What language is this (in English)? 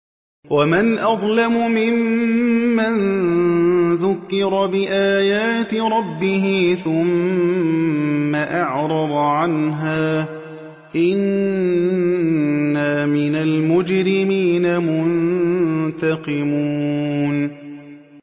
Arabic